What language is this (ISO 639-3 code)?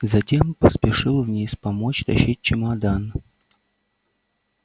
rus